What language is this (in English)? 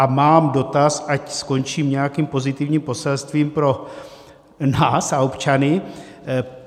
Czech